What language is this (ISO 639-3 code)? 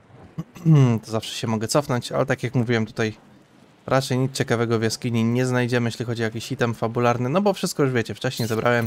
pol